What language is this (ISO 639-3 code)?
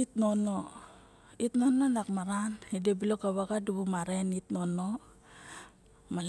bjk